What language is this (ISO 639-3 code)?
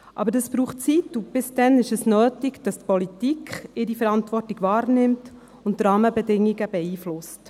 gsw